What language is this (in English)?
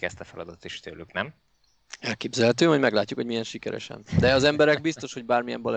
Hungarian